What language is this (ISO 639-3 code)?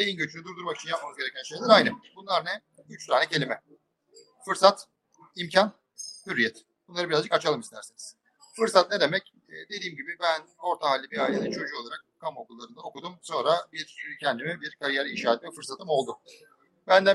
tur